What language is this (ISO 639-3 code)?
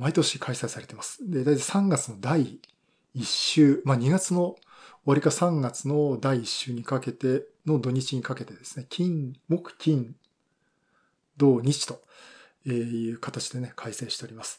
jpn